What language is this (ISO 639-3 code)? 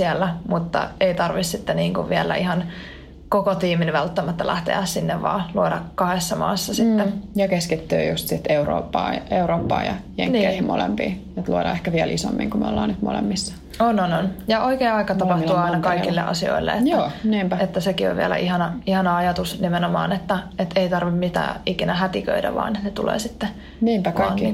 fin